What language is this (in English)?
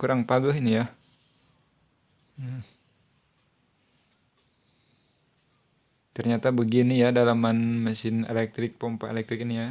Indonesian